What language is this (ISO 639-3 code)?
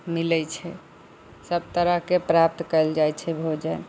mai